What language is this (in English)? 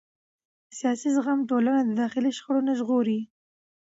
Pashto